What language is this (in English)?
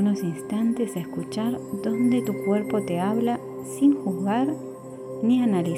Spanish